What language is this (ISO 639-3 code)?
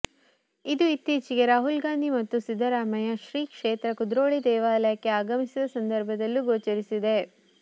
kan